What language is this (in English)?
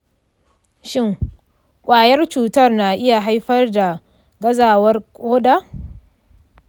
Hausa